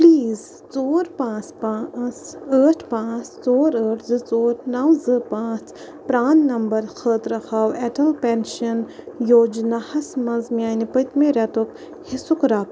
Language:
Kashmiri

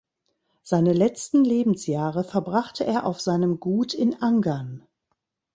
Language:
German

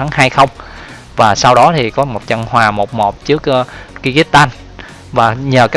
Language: Vietnamese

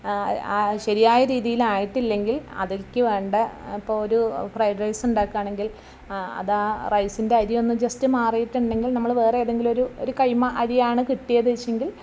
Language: Malayalam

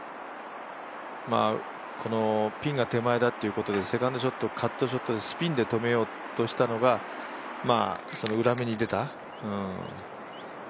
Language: Japanese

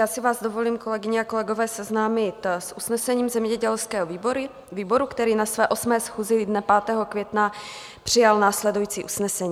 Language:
Czech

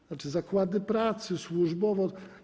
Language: Polish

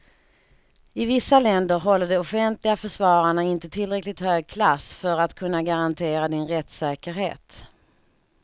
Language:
Swedish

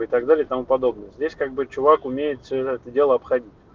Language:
Russian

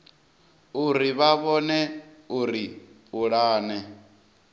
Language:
Venda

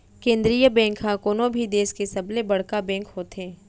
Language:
Chhattisgarhi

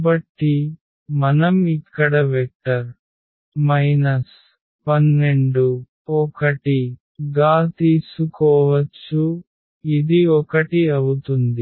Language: Telugu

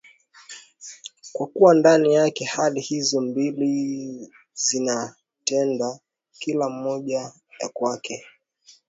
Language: Swahili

